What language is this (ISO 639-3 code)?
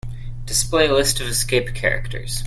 eng